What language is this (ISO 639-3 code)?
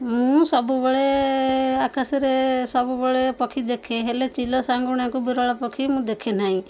ori